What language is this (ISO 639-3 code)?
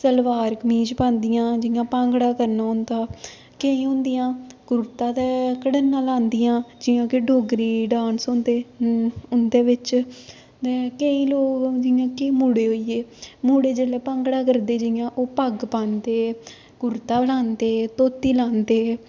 doi